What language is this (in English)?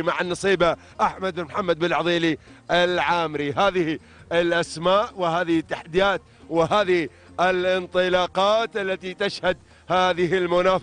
Arabic